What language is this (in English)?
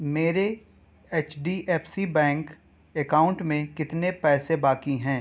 Urdu